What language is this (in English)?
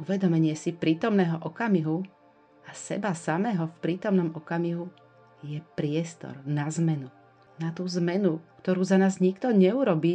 Slovak